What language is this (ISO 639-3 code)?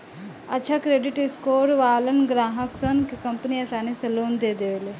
bho